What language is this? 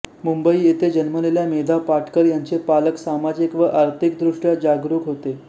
Marathi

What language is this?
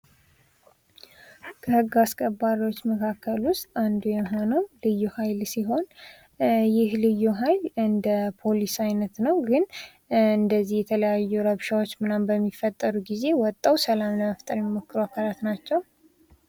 Amharic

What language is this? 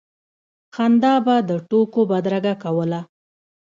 Pashto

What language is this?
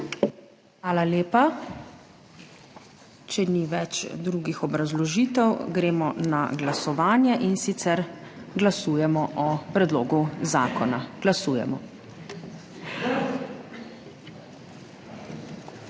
Slovenian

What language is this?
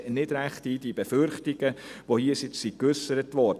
Swiss German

